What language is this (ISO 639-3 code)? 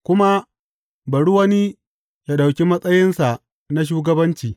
hau